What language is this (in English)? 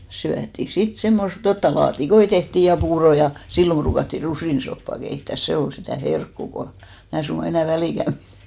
Finnish